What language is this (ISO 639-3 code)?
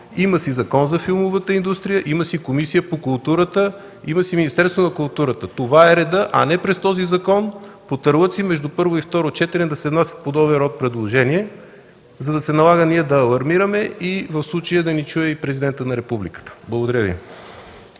bul